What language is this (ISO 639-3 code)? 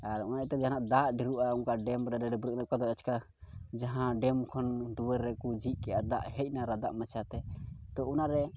sat